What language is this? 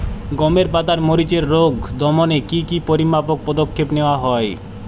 Bangla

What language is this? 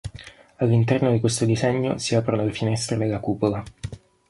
Italian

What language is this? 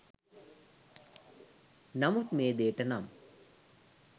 Sinhala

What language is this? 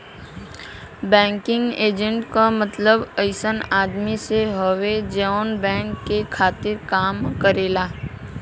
Bhojpuri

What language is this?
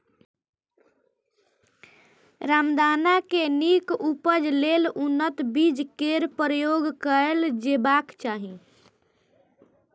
Maithili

